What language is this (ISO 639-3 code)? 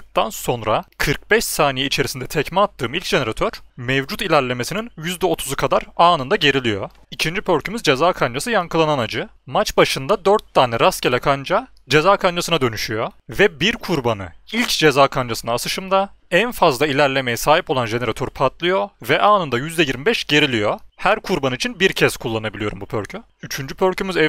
tur